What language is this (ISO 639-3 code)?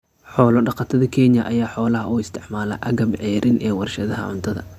som